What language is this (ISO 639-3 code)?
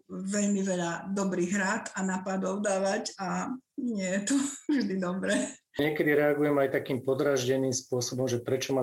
slk